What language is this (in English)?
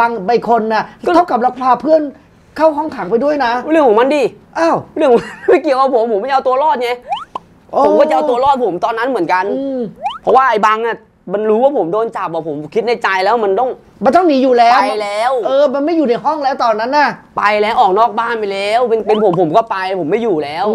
Thai